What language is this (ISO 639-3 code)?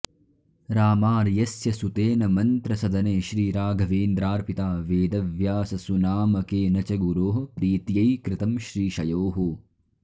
san